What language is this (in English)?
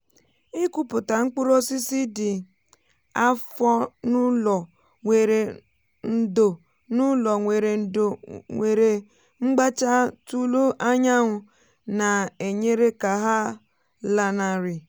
Igbo